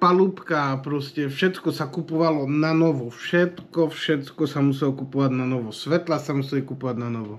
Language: Slovak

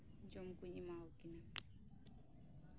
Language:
Santali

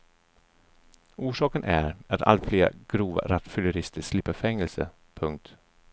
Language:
Swedish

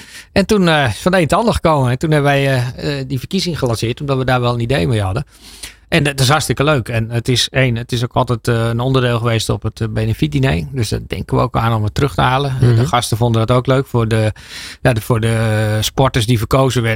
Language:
Dutch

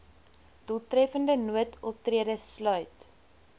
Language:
Afrikaans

